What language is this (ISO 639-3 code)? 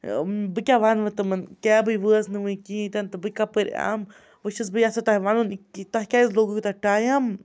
kas